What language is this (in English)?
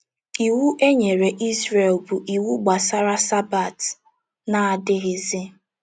Igbo